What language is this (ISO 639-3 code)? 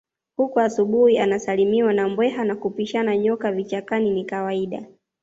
swa